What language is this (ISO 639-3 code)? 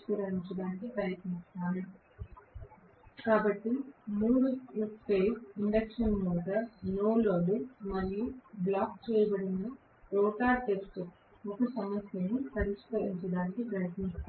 tel